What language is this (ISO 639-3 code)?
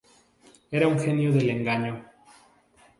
spa